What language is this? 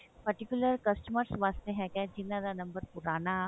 Punjabi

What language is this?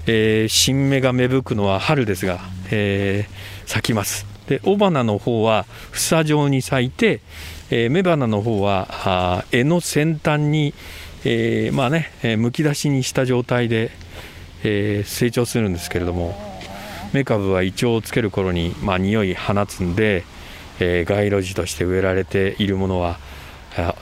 Japanese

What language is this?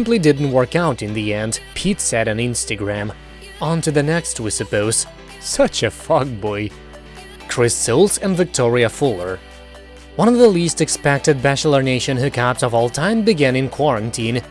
English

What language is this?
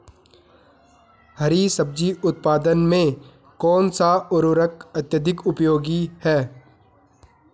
Hindi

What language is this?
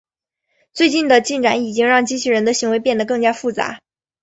Chinese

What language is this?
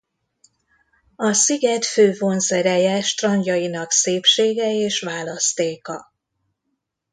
Hungarian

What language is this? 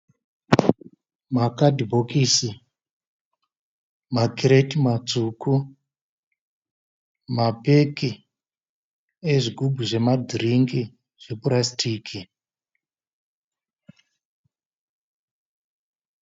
Shona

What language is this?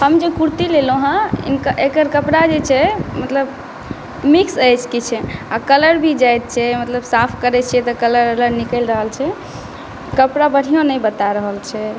Maithili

